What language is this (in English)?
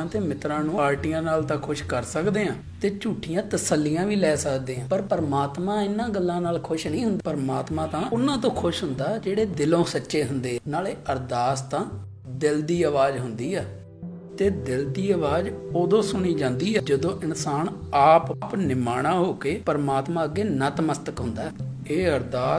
Hindi